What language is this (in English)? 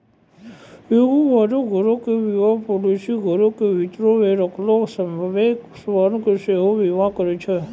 Maithili